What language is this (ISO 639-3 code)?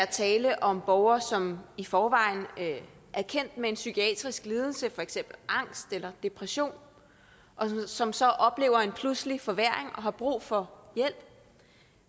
dan